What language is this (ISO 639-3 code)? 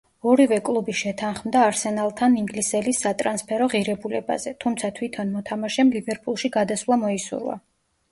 kat